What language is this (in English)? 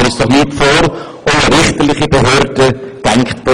Swiss German